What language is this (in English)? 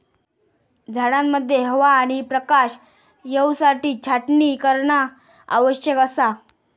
Marathi